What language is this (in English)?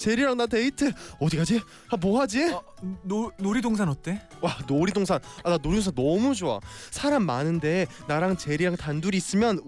Korean